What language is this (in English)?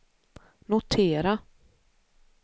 Swedish